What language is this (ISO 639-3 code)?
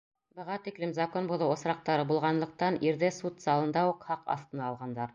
bak